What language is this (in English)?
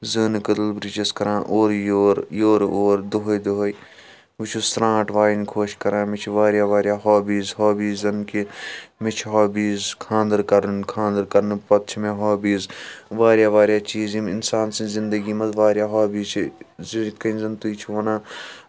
Kashmiri